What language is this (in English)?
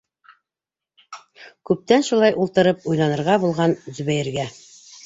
Bashkir